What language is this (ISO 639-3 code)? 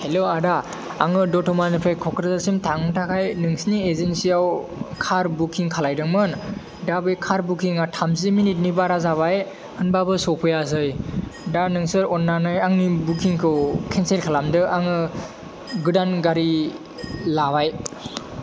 brx